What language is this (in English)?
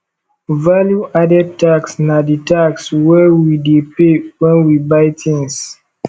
Nigerian Pidgin